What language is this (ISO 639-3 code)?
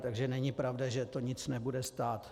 ces